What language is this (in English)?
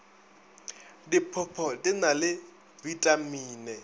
Northern Sotho